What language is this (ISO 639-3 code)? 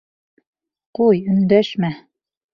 bak